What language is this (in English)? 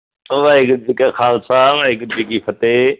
Punjabi